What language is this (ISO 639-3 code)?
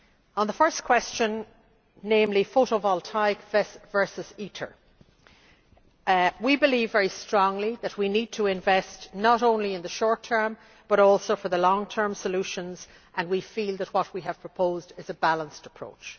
eng